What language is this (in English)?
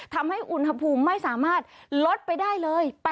Thai